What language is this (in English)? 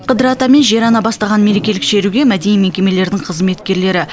Kazakh